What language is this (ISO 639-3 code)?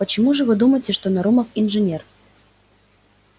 rus